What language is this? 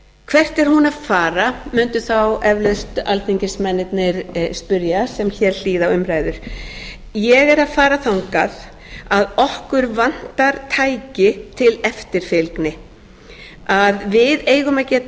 Icelandic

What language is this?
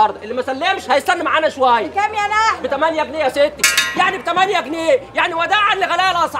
Arabic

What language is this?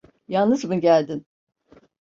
Turkish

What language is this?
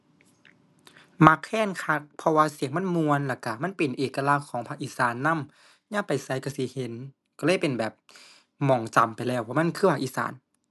Thai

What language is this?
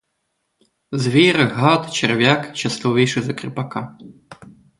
Ukrainian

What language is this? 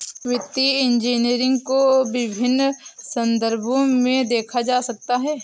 Hindi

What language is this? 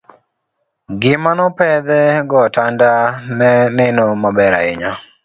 Luo (Kenya and Tanzania)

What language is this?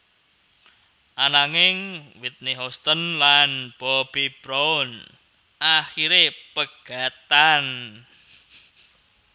Javanese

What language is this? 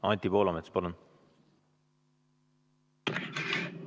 Estonian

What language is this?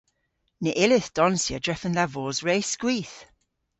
Cornish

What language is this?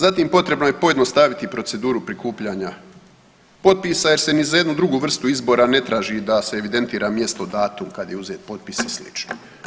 Croatian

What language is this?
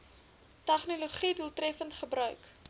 Afrikaans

